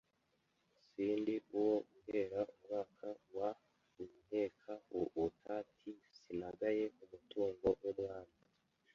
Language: Kinyarwanda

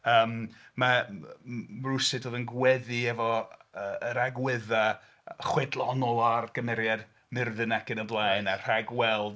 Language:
Welsh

